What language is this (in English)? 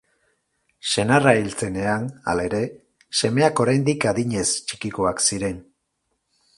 Basque